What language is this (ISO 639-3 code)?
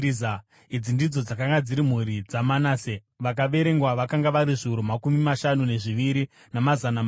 sna